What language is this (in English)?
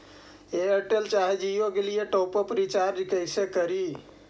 Magahi